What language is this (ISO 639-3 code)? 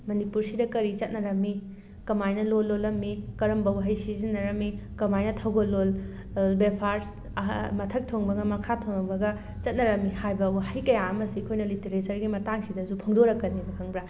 mni